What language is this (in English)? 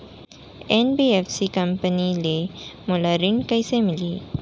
Chhattisgarhi